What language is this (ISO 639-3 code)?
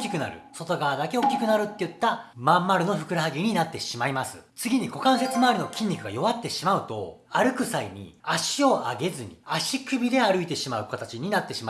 jpn